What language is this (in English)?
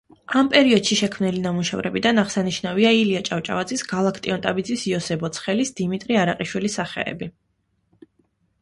Georgian